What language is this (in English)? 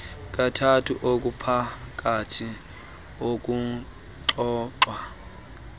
Xhosa